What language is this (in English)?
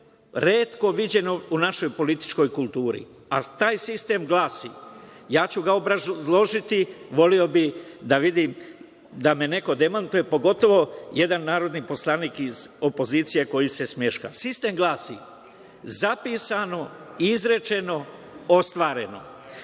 Serbian